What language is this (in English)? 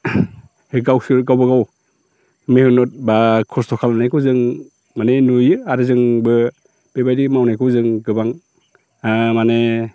Bodo